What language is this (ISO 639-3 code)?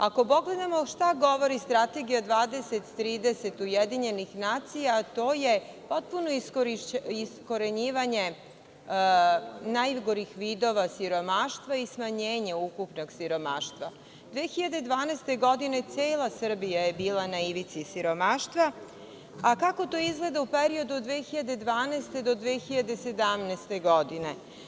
srp